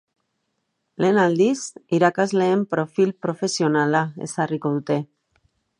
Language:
Basque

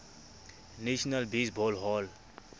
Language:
Southern Sotho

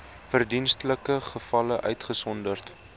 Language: Afrikaans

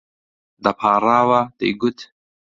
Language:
Central Kurdish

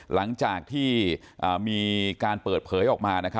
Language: Thai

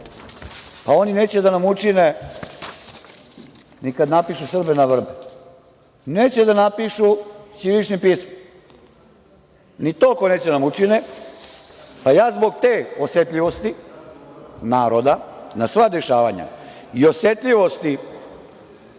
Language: Serbian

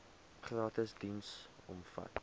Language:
Afrikaans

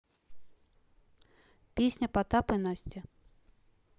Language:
Russian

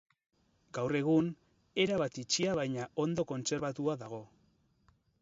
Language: Basque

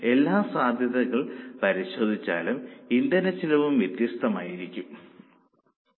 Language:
Malayalam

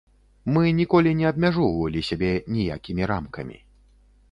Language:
Belarusian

